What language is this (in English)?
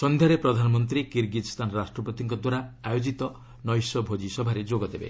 Odia